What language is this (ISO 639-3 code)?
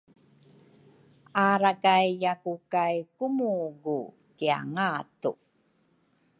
dru